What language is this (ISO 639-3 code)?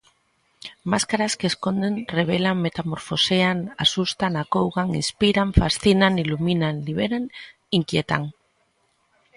glg